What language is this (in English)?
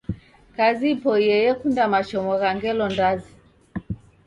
Taita